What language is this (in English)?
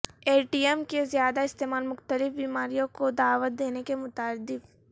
Urdu